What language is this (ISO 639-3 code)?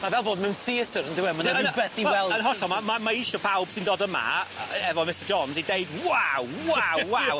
cym